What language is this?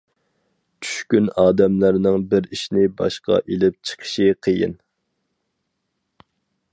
Uyghur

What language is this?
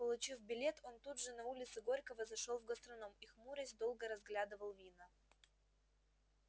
Russian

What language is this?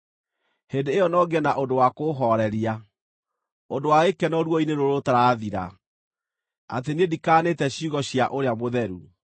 Kikuyu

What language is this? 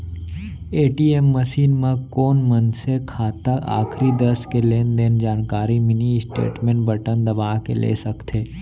Chhattisgarhi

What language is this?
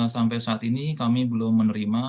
Indonesian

